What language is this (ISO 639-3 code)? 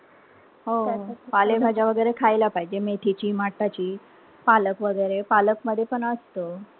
mar